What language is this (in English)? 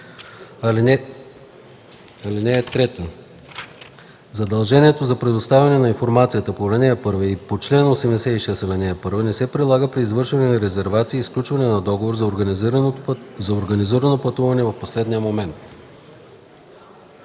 Bulgarian